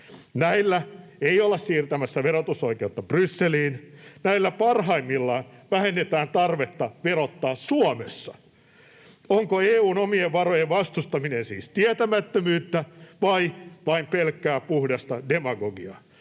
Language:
Finnish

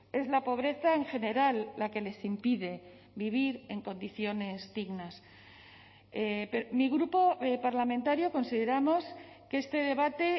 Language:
Spanish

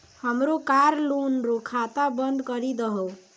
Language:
Maithili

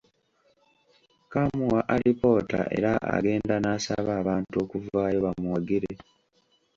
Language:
Ganda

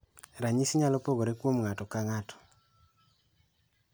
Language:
Luo (Kenya and Tanzania)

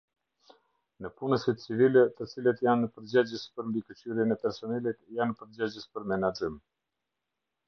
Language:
Albanian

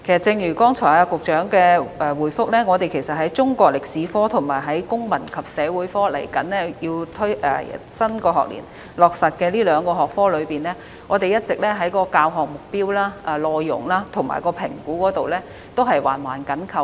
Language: Cantonese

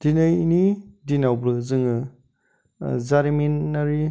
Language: Bodo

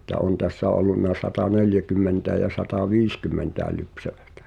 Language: Finnish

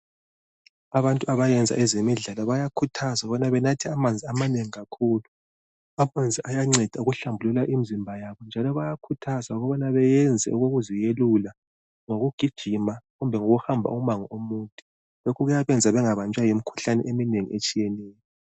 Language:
North Ndebele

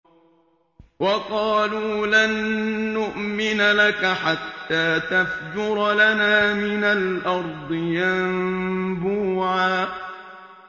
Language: Arabic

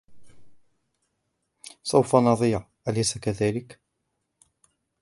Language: Arabic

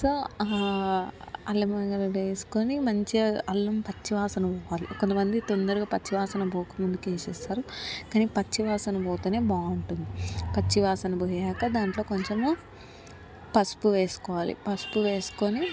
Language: Telugu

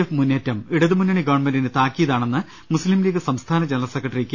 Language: Malayalam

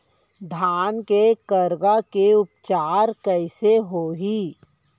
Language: Chhattisgarhi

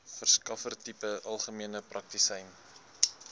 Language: Afrikaans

